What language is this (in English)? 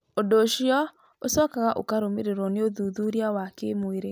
Kikuyu